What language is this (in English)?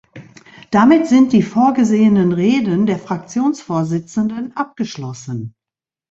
German